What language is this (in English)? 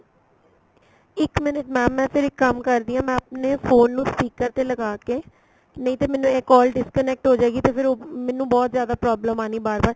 Punjabi